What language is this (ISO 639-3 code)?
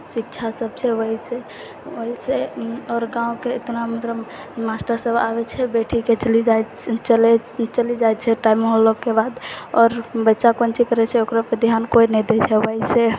mai